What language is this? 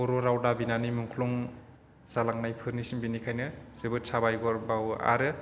Bodo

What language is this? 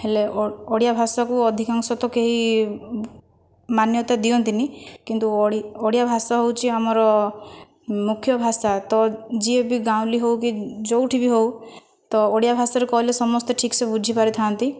Odia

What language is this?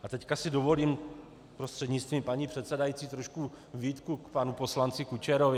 Czech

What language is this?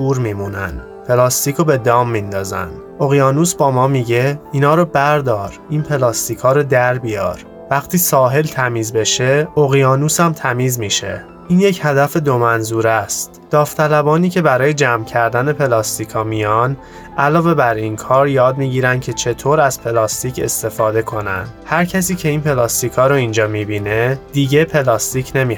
Persian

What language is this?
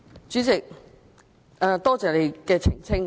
Cantonese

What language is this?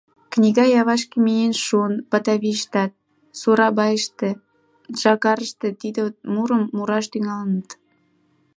Mari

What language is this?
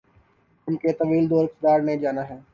Urdu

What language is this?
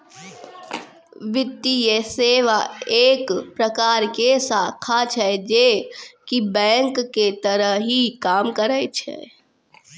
Maithili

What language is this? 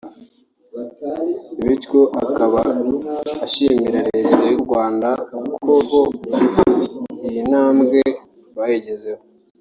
Kinyarwanda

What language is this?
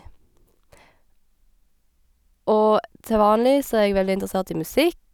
Norwegian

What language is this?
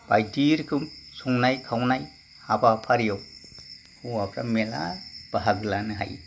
Bodo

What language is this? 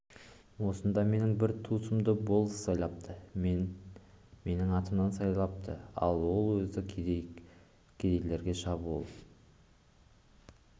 Kazakh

